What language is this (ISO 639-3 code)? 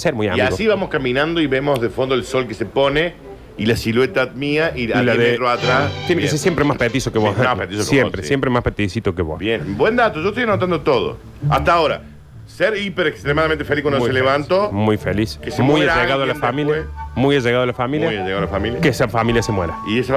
spa